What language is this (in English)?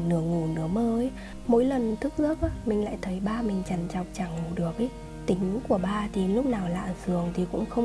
Vietnamese